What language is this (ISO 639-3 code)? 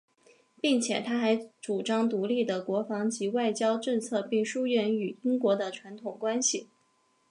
zho